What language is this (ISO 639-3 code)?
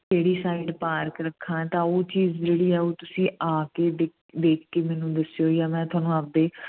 pan